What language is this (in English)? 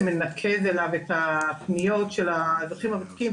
Hebrew